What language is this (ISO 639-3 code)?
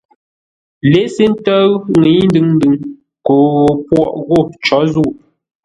nla